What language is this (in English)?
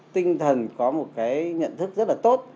Vietnamese